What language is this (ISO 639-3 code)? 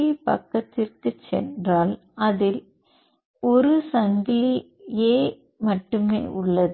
tam